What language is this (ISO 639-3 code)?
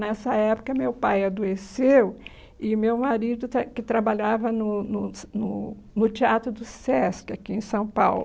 por